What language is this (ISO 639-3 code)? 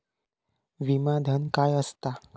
mar